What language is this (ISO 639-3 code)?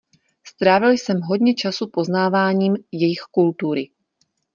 ces